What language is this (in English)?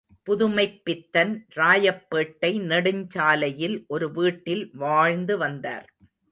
Tamil